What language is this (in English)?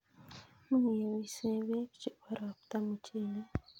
Kalenjin